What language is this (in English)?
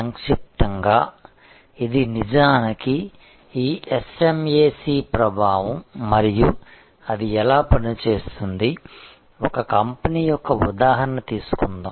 Telugu